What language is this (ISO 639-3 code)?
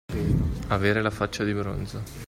ita